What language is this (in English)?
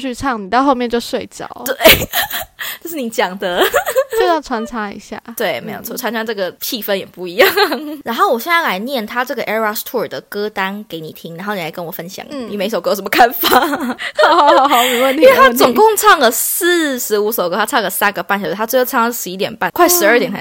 Chinese